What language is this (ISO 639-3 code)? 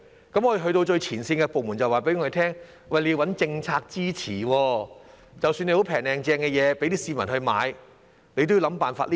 yue